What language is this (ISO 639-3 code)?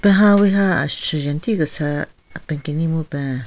nre